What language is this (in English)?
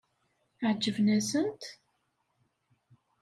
Kabyle